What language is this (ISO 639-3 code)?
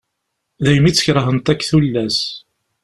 kab